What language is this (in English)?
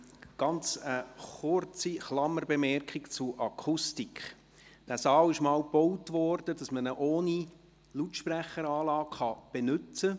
Swiss German